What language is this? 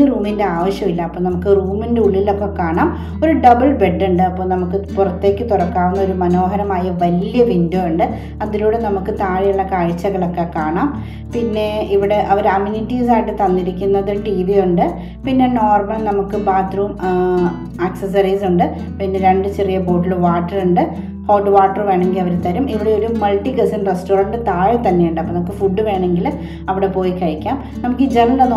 English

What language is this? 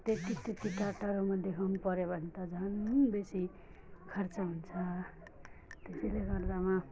Nepali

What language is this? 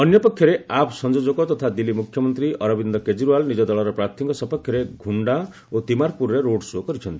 Odia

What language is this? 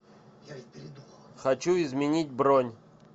Russian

